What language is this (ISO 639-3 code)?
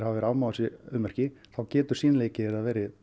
isl